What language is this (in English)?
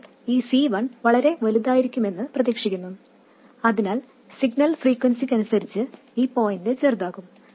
Malayalam